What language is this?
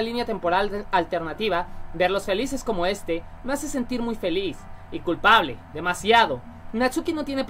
Spanish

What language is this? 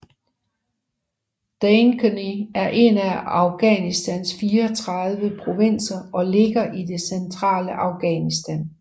Danish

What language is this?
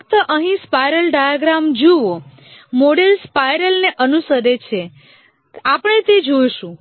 Gujarati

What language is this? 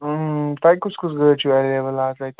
Kashmiri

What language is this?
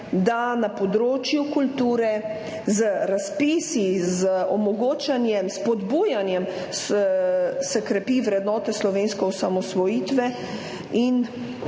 Slovenian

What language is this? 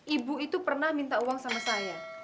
Indonesian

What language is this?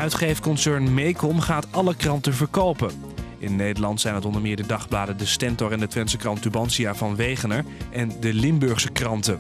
Dutch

